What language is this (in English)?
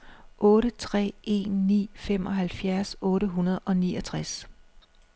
Danish